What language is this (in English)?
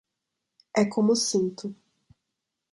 Portuguese